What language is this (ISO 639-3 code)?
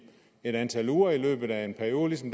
dan